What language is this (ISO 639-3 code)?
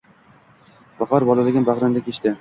uzb